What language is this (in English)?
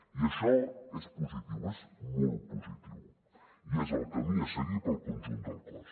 Catalan